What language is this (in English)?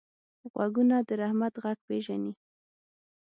Pashto